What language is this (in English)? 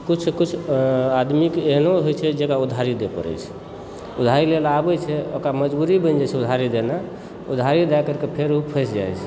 Maithili